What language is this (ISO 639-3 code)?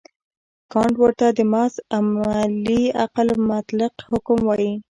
pus